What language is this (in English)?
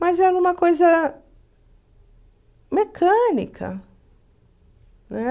Portuguese